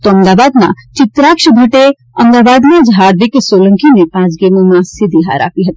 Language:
Gujarati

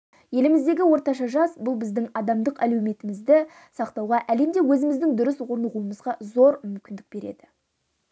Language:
Kazakh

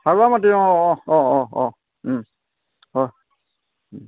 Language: Assamese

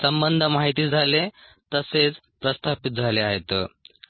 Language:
Marathi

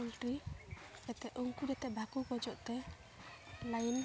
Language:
Santali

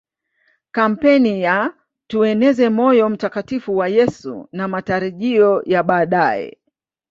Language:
Swahili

